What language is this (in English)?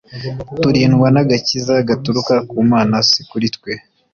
Kinyarwanda